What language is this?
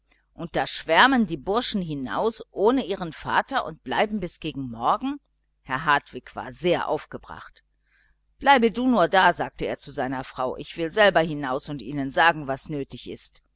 German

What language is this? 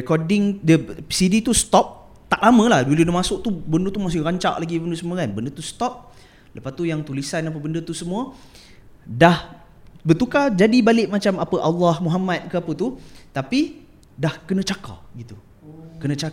Malay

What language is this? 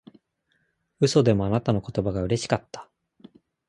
Japanese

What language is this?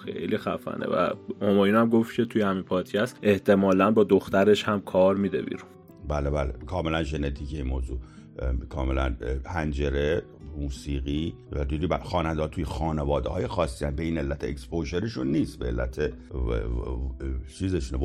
Persian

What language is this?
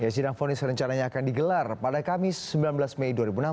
Indonesian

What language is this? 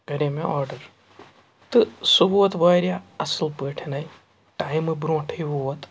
Kashmiri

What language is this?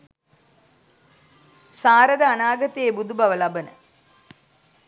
Sinhala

